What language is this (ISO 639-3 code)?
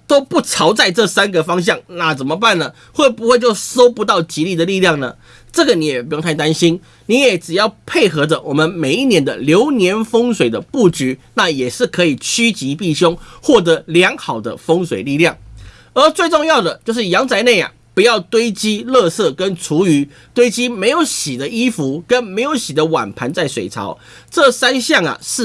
zho